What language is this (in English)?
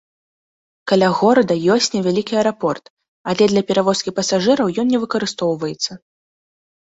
Belarusian